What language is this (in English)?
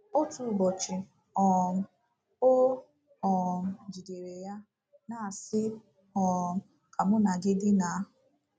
Igbo